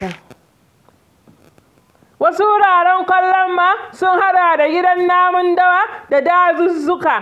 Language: Hausa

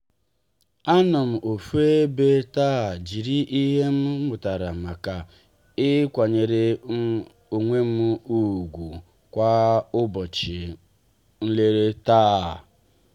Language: Igbo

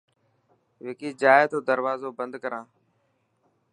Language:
Dhatki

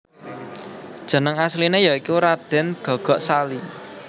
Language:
Javanese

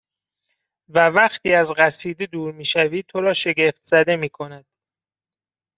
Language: Persian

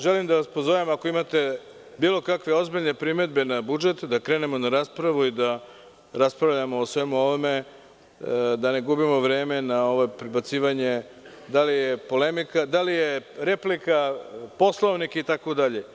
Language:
Serbian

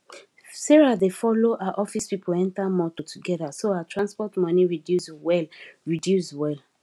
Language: Nigerian Pidgin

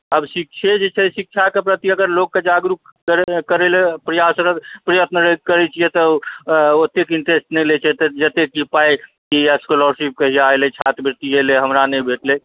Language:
Maithili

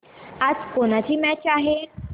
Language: Marathi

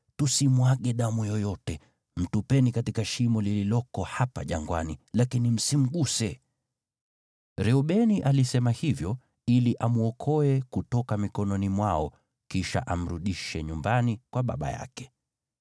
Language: Swahili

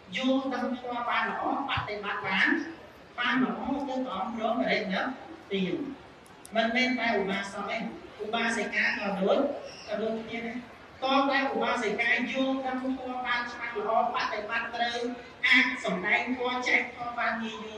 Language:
Vietnamese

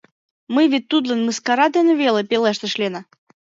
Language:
Mari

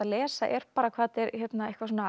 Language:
Icelandic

